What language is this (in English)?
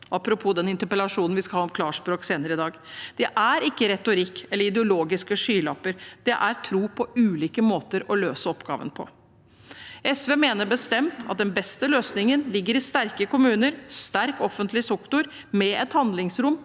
Norwegian